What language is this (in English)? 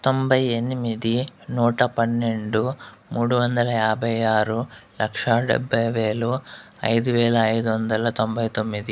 Telugu